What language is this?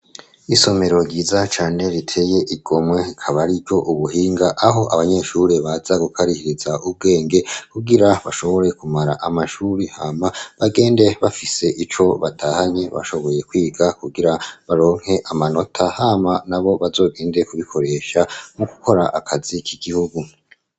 Rundi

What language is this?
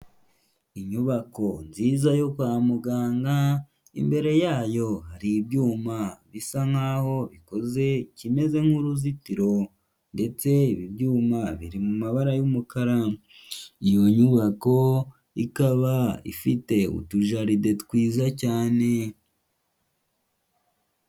Kinyarwanda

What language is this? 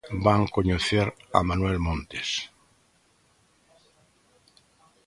Galician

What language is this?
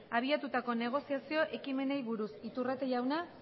Basque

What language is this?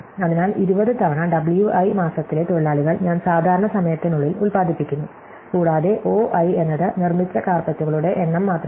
Malayalam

